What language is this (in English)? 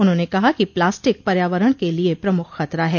Hindi